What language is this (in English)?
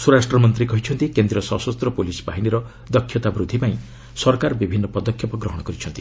Odia